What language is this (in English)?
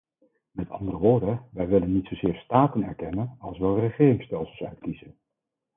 Dutch